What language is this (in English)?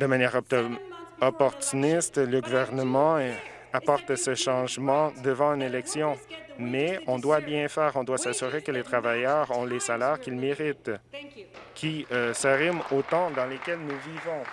French